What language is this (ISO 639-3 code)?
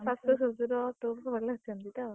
ori